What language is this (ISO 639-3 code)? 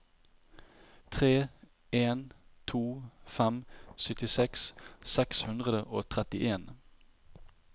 nor